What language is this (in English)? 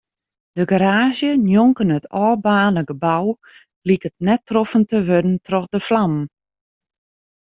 Western Frisian